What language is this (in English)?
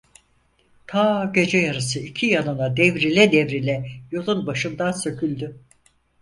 Turkish